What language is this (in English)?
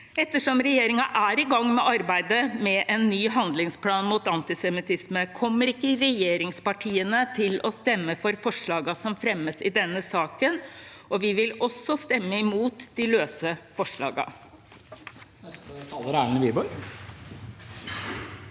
Norwegian